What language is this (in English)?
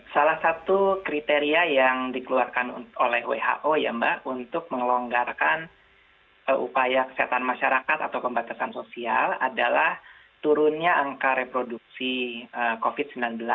Indonesian